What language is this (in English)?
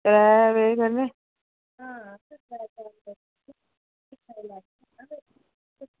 Dogri